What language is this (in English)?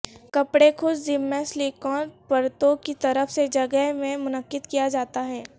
Urdu